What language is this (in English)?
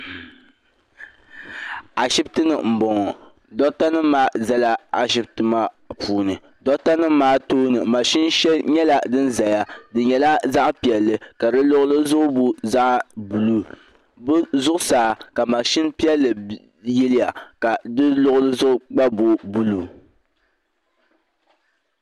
Dagbani